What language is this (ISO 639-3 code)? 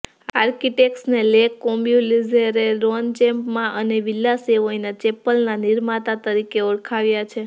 guj